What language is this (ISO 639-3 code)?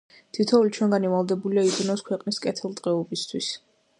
kat